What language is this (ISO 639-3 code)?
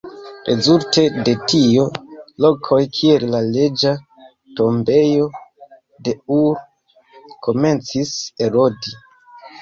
epo